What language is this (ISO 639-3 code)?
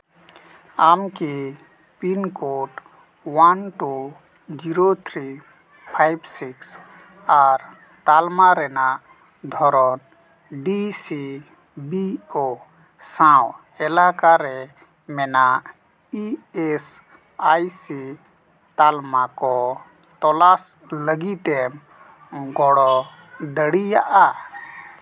sat